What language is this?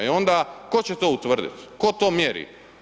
Croatian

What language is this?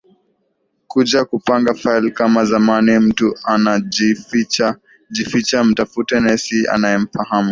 Swahili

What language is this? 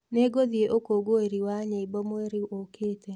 Kikuyu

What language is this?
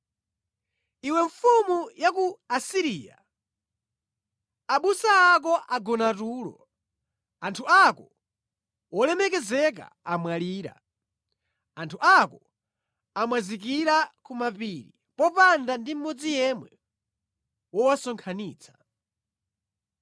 Nyanja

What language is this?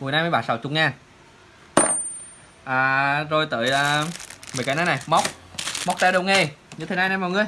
Vietnamese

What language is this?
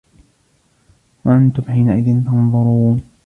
Arabic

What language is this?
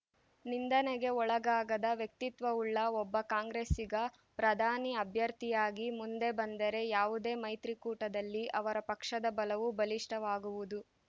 Kannada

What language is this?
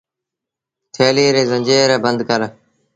Sindhi Bhil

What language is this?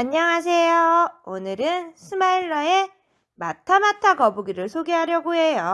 Korean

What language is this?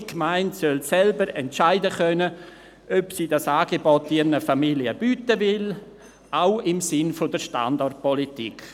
Swiss German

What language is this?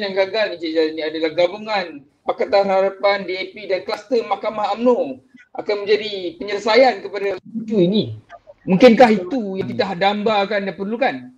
Malay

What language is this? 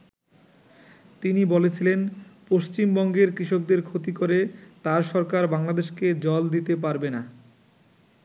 Bangla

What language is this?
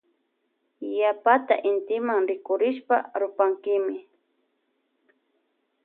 Loja Highland Quichua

